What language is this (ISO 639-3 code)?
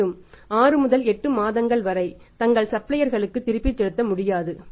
tam